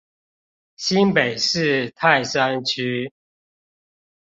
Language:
Chinese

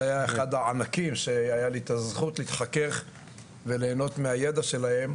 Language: Hebrew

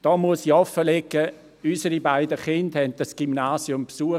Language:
Swiss German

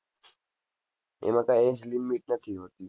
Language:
Gujarati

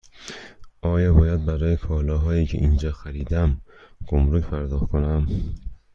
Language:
Persian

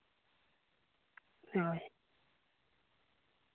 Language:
Santali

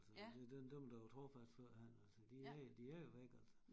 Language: Danish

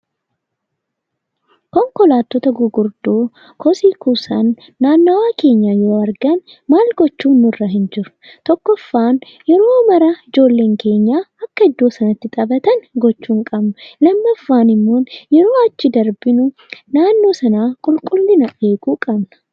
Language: Oromo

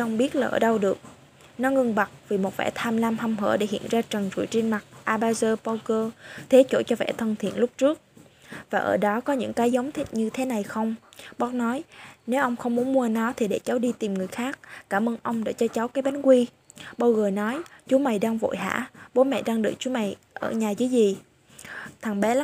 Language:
Vietnamese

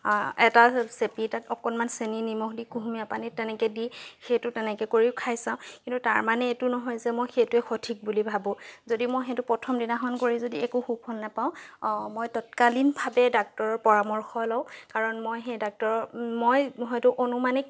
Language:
Assamese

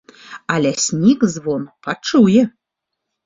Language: Belarusian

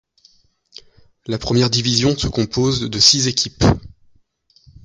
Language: French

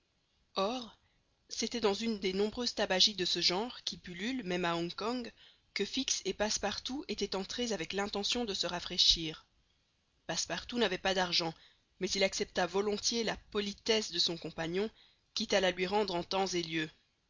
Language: French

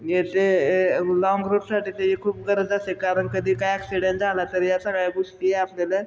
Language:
Marathi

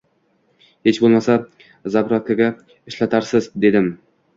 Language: Uzbek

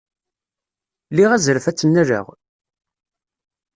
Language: Kabyle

